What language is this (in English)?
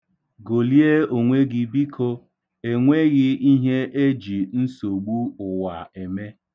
Igbo